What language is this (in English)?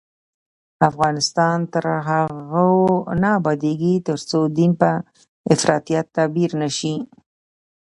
Pashto